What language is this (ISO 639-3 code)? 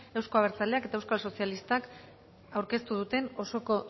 eus